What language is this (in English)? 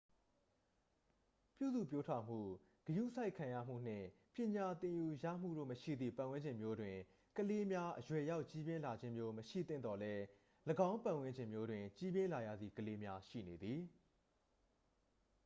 Burmese